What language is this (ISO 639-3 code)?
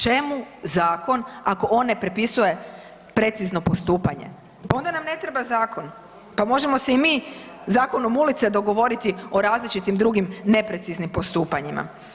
hrv